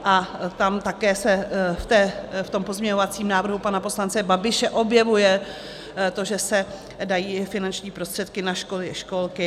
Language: Czech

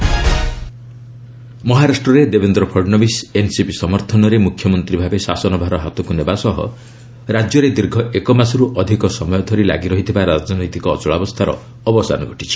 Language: Odia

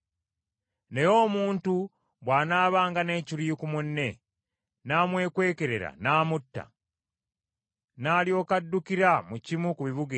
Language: Ganda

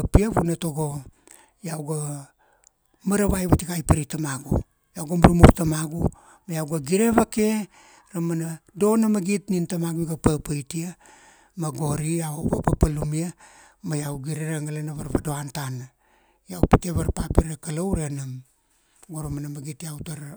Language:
Kuanua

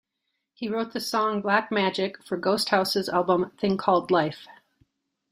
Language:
English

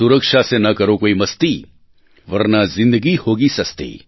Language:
Gujarati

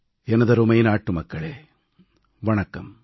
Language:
Tamil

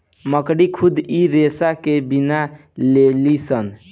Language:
Bhojpuri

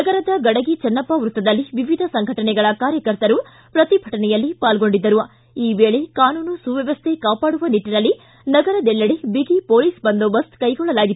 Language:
Kannada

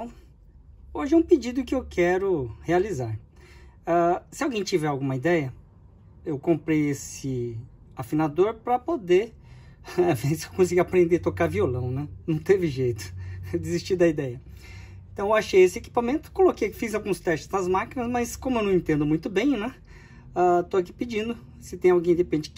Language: Portuguese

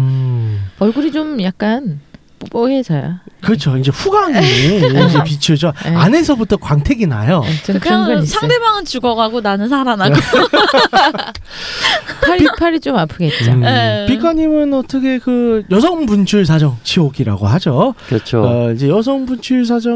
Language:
Korean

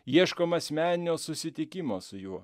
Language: Lithuanian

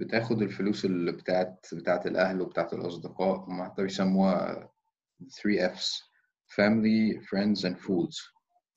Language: Arabic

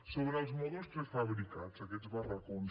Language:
Catalan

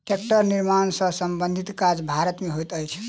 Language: Maithili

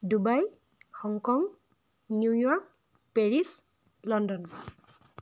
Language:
Assamese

